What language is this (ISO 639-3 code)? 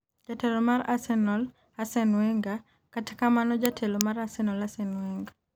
luo